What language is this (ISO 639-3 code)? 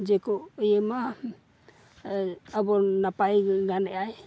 sat